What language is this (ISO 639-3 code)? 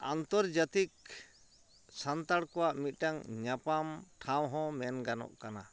sat